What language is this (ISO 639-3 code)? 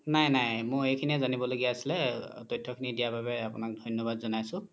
asm